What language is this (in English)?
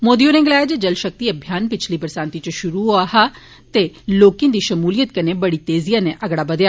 Dogri